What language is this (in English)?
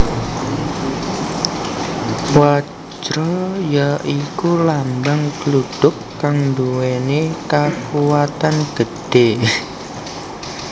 Javanese